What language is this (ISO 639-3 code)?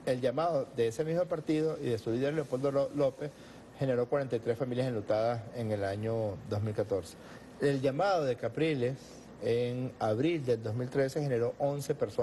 spa